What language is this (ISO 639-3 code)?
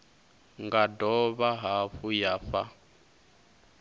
ven